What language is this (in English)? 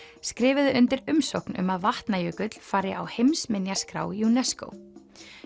Icelandic